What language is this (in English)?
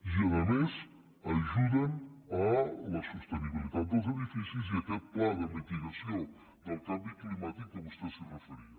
Catalan